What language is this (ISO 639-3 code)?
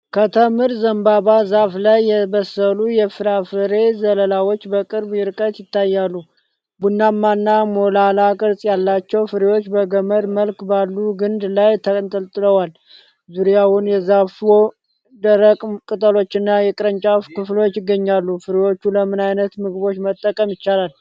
amh